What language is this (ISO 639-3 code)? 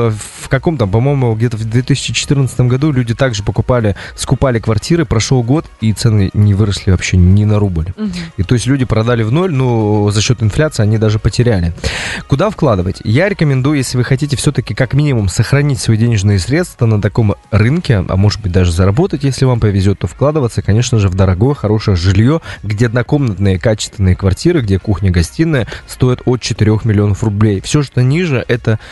rus